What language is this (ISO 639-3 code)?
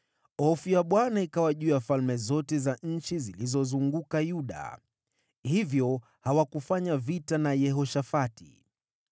swa